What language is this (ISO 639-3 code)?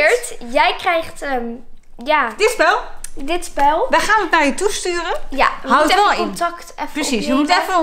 nld